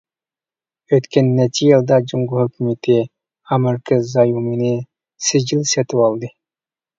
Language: Uyghur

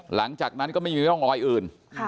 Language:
Thai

